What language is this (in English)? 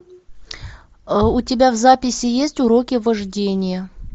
Russian